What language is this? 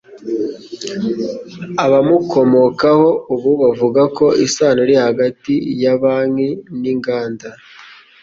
Kinyarwanda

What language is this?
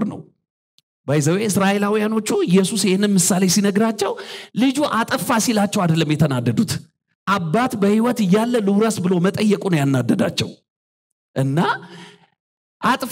Arabic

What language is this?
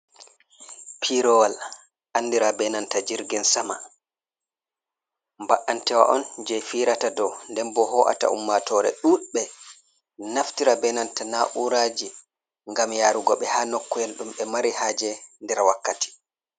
Fula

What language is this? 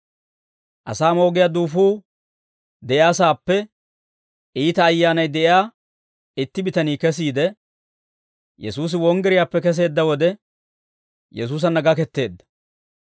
Dawro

